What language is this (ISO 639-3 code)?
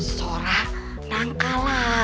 ind